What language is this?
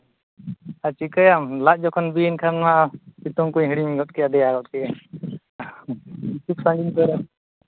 Santali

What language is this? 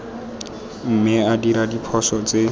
Tswana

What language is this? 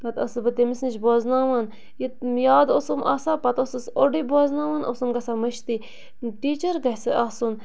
Kashmiri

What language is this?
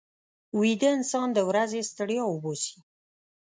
Pashto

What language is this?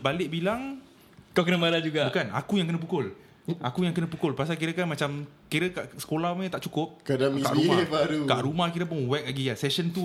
Malay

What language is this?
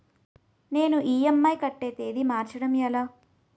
Telugu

